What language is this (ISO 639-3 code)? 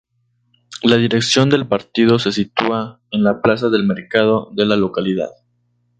spa